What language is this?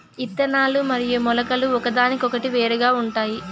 Telugu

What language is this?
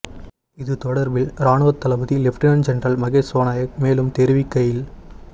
Tamil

